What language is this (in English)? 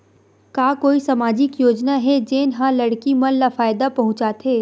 Chhattisgarhi